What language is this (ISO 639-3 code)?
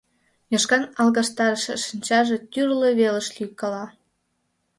chm